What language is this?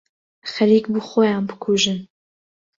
Central Kurdish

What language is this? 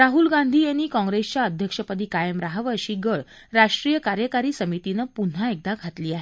Marathi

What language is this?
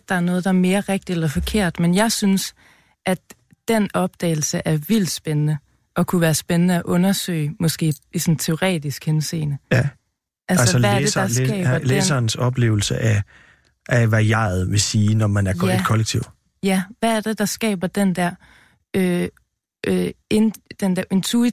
Danish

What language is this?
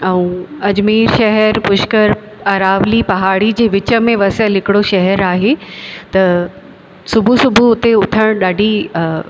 Sindhi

